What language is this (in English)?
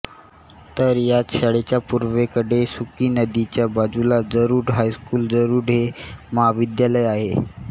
Marathi